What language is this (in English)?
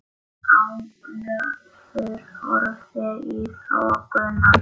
Icelandic